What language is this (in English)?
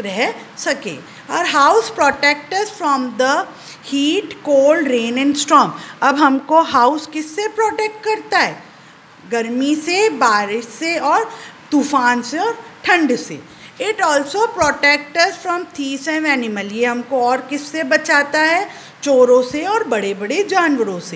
Hindi